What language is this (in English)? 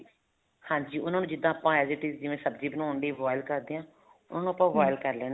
Punjabi